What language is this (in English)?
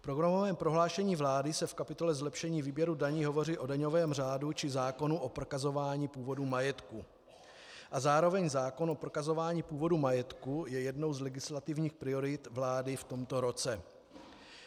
Czech